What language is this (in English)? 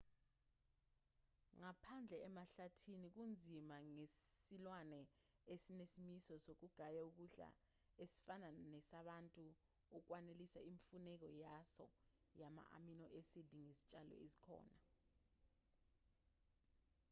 Zulu